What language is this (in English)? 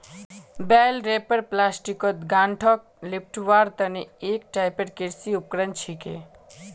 Magahi